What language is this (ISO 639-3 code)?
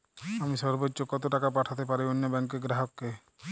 ben